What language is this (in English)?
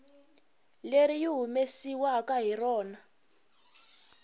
Tsonga